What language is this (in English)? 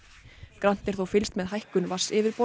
Icelandic